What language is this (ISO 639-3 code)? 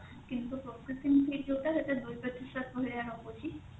ori